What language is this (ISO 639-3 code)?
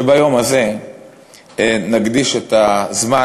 heb